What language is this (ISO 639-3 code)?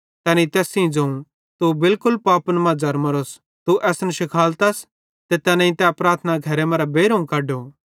bhd